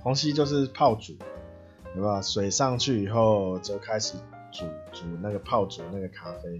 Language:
Chinese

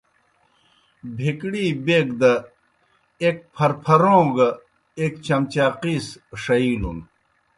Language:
Kohistani Shina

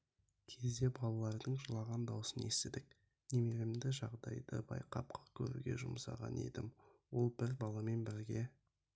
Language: Kazakh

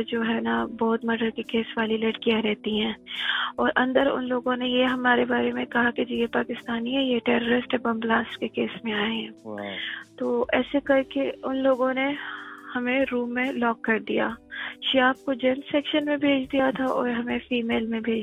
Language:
Urdu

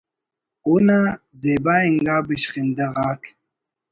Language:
Brahui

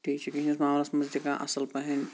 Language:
Kashmiri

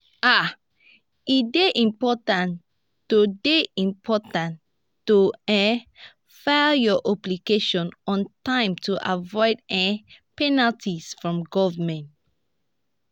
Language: Nigerian Pidgin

